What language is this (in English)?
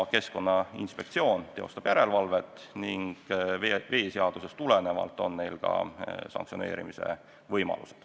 Estonian